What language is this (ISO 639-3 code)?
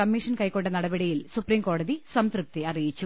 mal